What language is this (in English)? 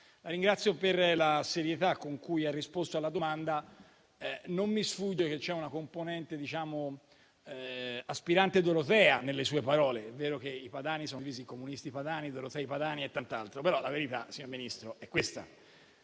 Italian